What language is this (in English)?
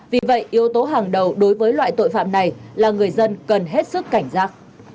Vietnamese